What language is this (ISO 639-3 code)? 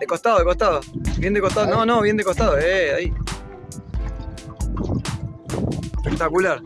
spa